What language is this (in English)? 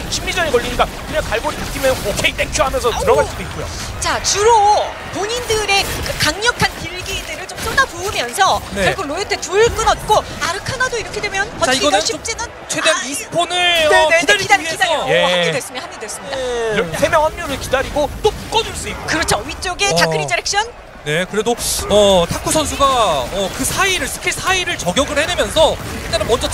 Korean